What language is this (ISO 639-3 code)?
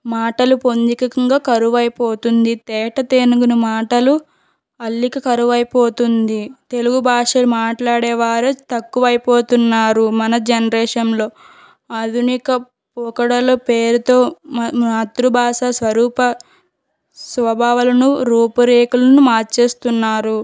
tel